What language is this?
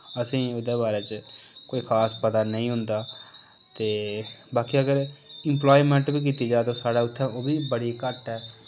Dogri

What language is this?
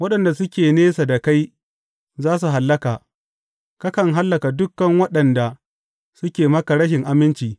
Hausa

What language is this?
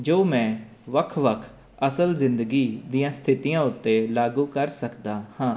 Punjabi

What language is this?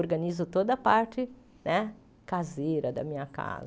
Portuguese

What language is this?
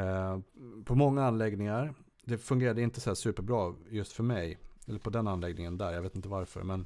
Swedish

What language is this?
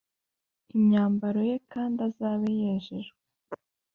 Kinyarwanda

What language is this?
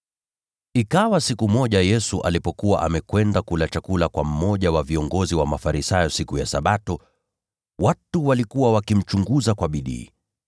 Swahili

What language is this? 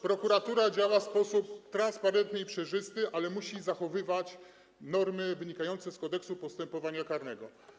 Polish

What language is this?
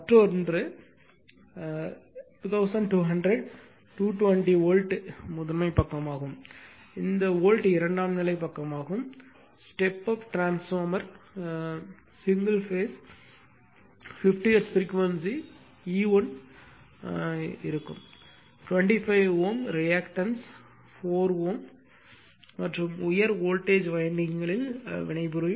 Tamil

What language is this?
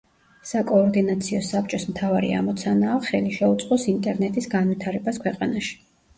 Georgian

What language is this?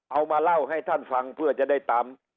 Thai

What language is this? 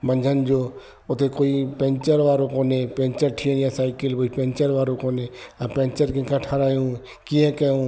Sindhi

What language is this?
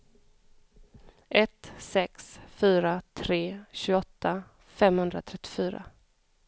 Swedish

